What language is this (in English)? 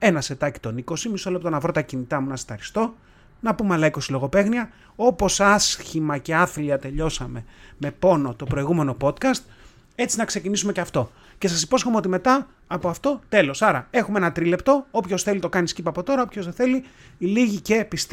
Greek